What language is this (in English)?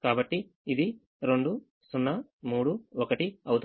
Telugu